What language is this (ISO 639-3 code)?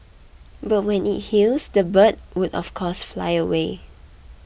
eng